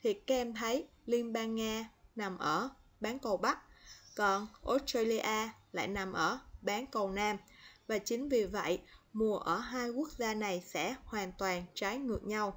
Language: Vietnamese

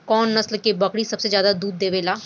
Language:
Bhojpuri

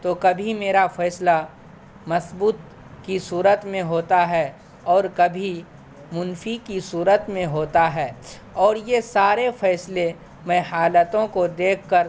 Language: Urdu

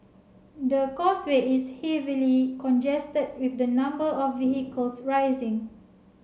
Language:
English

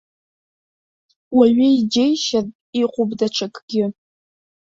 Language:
Abkhazian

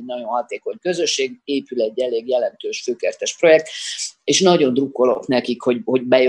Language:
Hungarian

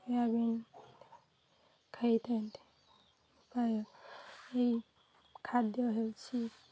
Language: Odia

